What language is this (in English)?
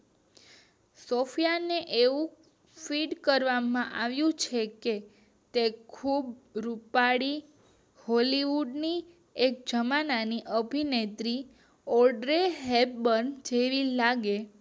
Gujarati